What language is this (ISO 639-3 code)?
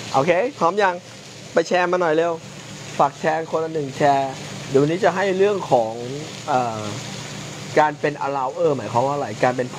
tha